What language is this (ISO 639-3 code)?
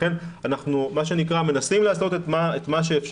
heb